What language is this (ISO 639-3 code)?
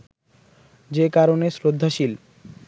ben